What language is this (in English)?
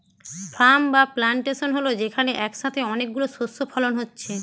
Bangla